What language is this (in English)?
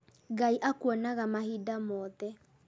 Kikuyu